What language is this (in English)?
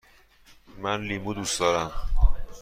Persian